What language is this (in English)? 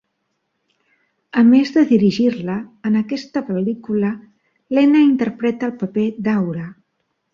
Catalan